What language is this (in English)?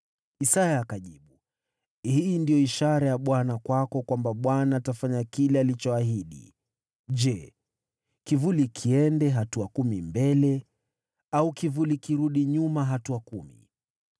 Swahili